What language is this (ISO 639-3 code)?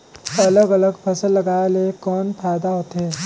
hne